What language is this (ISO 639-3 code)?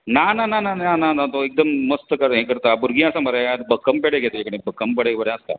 kok